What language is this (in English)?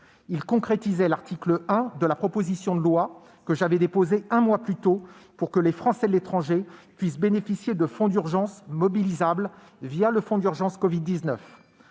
French